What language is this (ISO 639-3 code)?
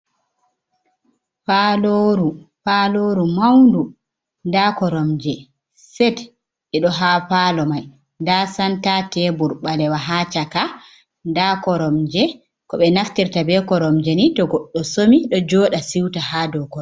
ful